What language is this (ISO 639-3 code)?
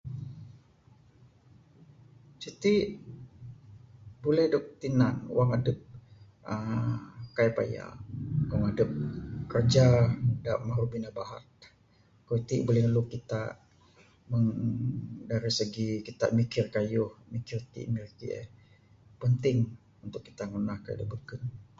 sdo